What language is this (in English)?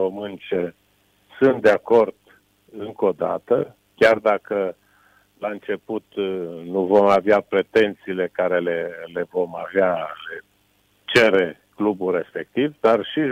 Romanian